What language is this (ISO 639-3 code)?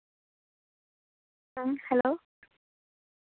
sat